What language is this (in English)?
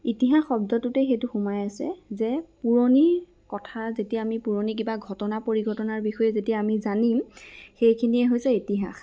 Assamese